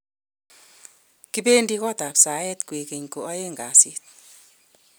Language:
Kalenjin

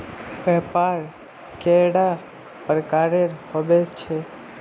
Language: Magahi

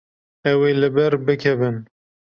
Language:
Kurdish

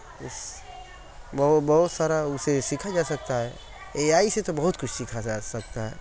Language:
Urdu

